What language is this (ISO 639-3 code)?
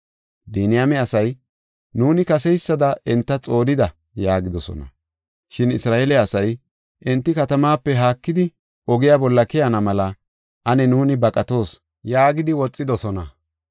gof